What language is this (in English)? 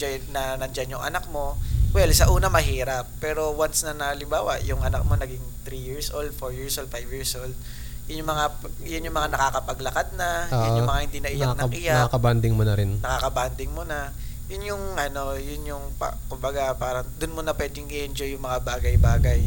Filipino